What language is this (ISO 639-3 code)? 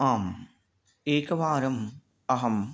san